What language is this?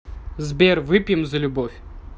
Russian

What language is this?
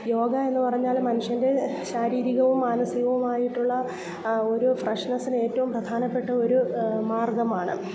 Malayalam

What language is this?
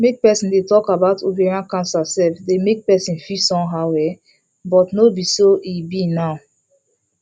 Nigerian Pidgin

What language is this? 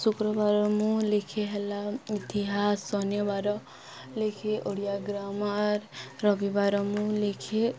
Odia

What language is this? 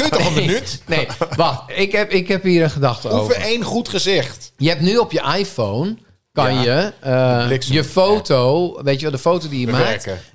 Dutch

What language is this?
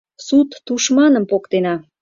Mari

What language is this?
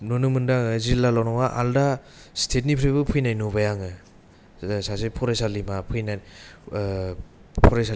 Bodo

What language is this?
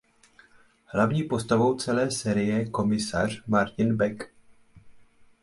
Czech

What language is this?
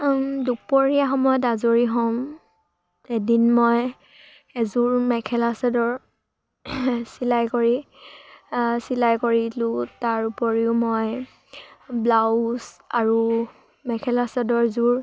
Assamese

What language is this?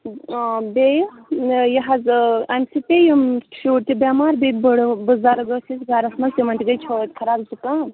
Kashmiri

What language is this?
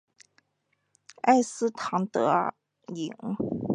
Chinese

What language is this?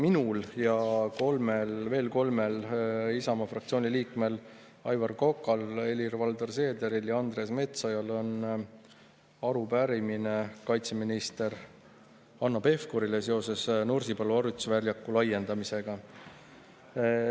Estonian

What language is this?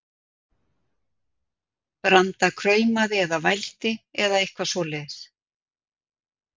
Icelandic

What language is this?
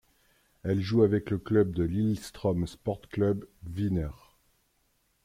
French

